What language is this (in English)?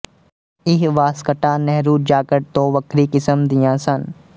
Punjabi